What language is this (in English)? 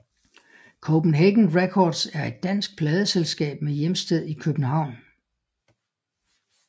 Danish